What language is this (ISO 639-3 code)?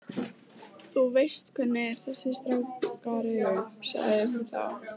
isl